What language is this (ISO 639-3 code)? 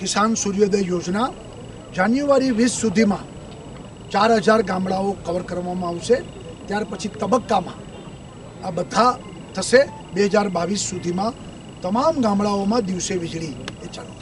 hin